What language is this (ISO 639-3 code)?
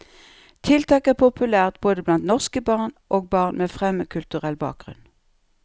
nor